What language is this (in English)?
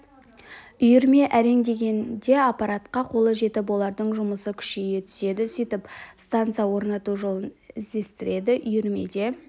Kazakh